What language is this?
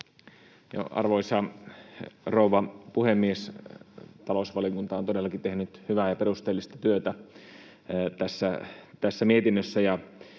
Finnish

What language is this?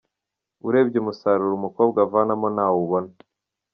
Kinyarwanda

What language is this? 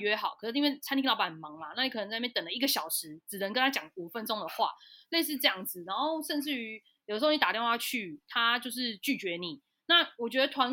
Chinese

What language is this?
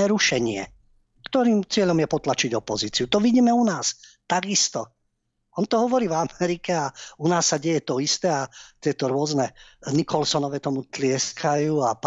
Slovak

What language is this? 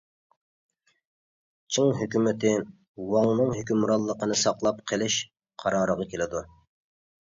Uyghur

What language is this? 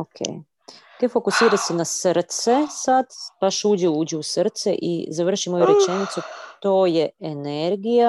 Croatian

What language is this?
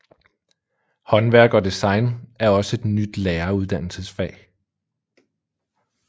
Danish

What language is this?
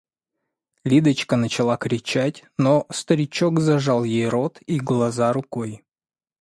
Russian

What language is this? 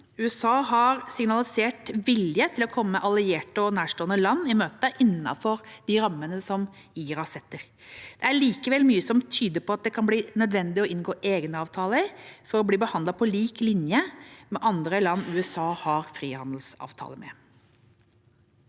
Norwegian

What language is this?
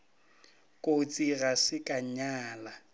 Northern Sotho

